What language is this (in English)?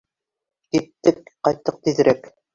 Bashkir